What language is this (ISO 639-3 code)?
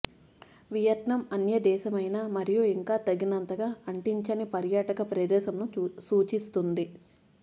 tel